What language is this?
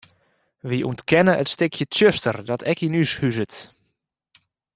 Western Frisian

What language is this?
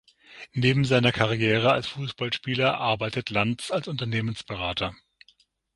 German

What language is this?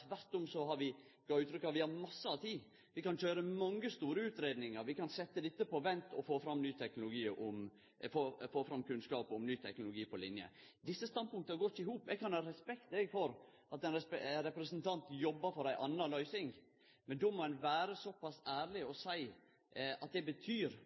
Norwegian Nynorsk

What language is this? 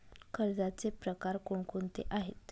Marathi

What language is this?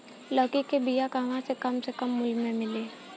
Bhojpuri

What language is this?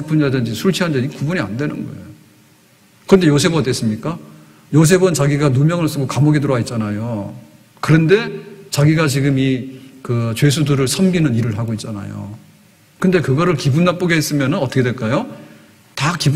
Korean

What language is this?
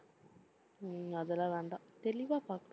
Tamil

